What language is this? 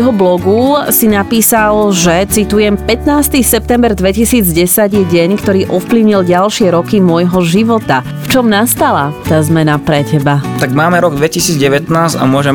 Slovak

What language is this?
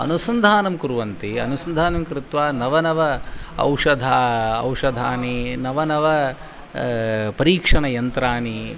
Sanskrit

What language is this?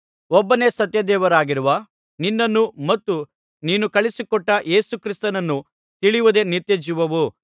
Kannada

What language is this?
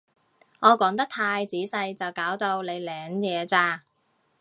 Cantonese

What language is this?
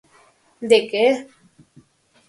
Galician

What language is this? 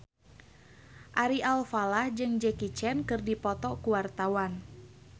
Sundanese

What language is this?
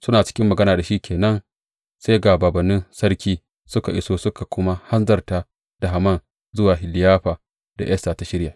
Hausa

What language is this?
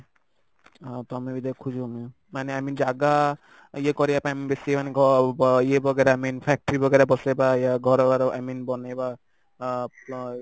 Odia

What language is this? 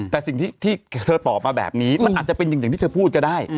Thai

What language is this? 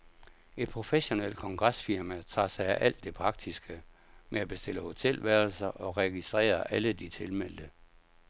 Danish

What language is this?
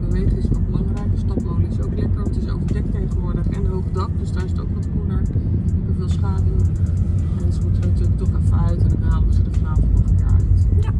Dutch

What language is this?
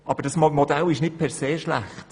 Swiss German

